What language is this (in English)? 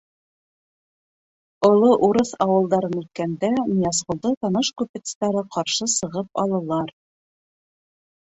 Bashkir